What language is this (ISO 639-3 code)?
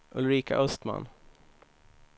swe